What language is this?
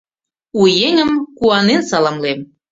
Mari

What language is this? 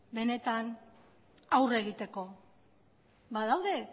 Basque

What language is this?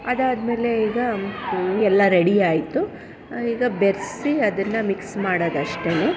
Kannada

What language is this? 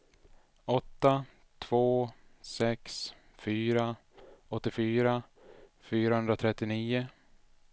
Swedish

